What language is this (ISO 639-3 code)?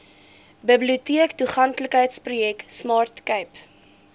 afr